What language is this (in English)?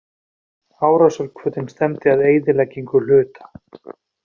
Icelandic